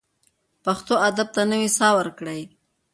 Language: Pashto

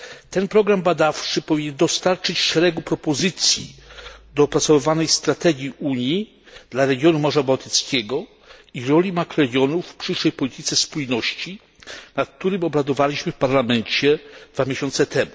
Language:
Polish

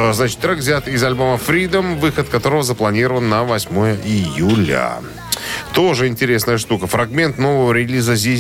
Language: Russian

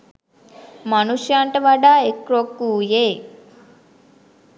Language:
Sinhala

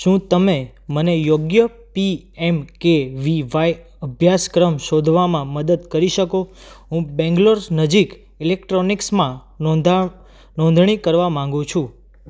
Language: Gujarati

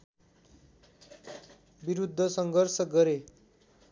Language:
Nepali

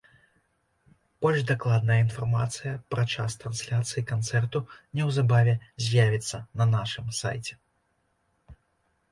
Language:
Belarusian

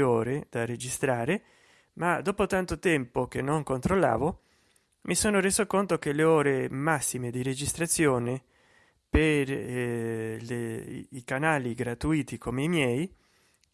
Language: Italian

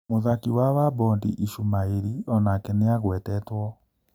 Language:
Kikuyu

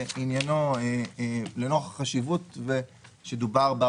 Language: Hebrew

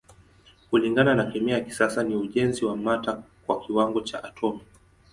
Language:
Swahili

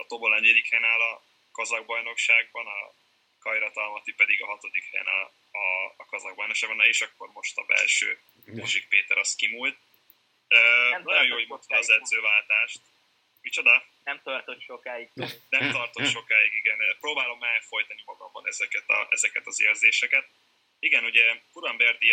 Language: Hungarian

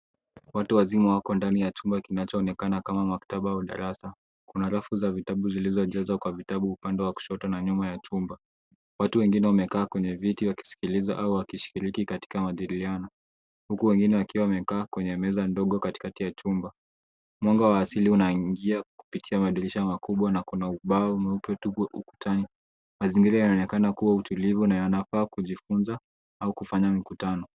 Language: Swahili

